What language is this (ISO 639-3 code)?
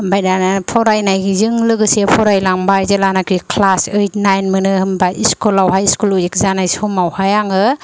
brx